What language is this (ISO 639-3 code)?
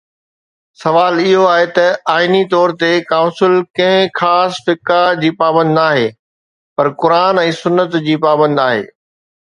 snd